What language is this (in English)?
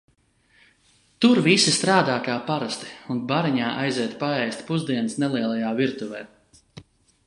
Latvian